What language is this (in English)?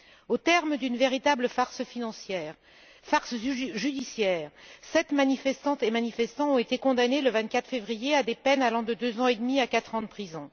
French